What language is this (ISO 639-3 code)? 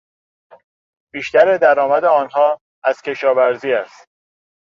fas